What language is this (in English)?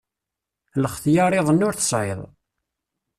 Kabyle